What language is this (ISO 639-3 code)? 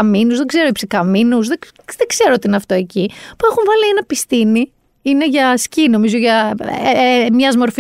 ell